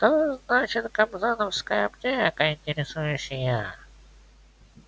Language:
Russian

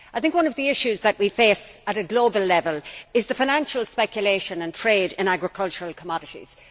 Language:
English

